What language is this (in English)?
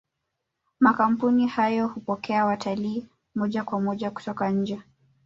Swahili